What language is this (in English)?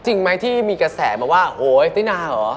Thai